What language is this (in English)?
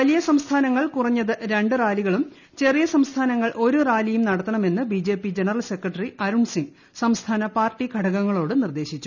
Malayalam